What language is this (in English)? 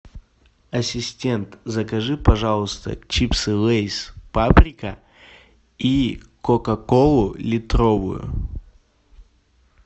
Russian